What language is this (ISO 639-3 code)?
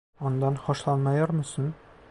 tur